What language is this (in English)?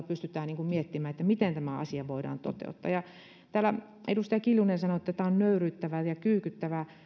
Finnish